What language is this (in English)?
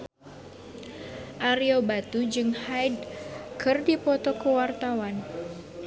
Sundanese